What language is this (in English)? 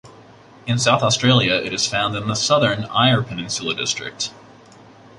English